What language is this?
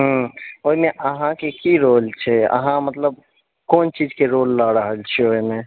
Maithili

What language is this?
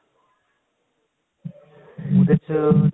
Punjabi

